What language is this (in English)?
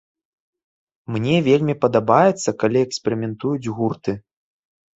Belarusian